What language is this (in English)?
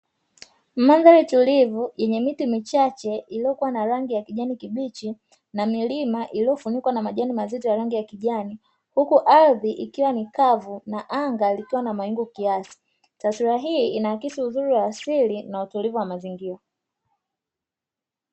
Swahili